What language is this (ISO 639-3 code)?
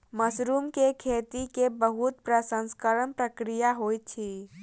mai